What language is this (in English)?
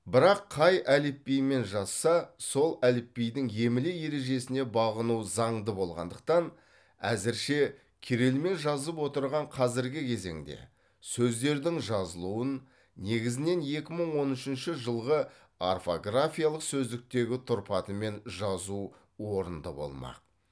Kazakh